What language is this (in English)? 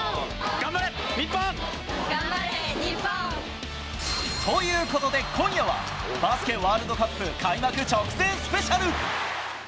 Japanese